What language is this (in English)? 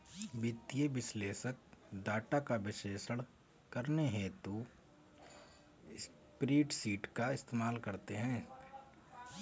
Hindi